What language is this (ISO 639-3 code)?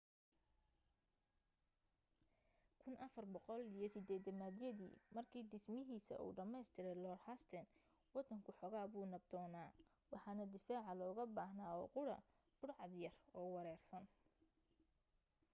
som